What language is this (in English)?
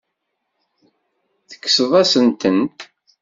Kabyle